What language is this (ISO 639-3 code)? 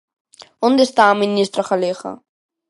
glg